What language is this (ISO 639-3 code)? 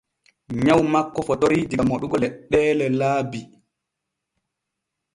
fue